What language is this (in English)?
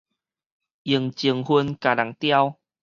Min Nan Chinese